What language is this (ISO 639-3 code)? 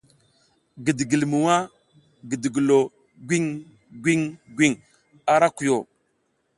giz